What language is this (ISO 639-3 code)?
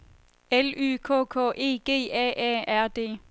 dan